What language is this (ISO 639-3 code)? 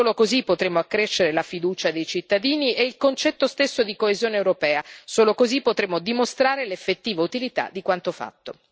ita